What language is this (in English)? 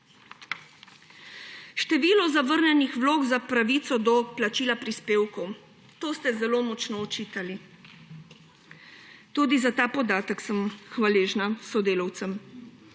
Slovenian